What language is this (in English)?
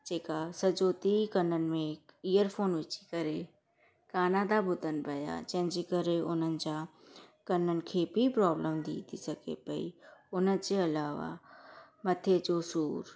Sindhi